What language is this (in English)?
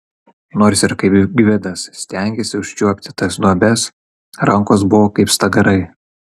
Lithuanian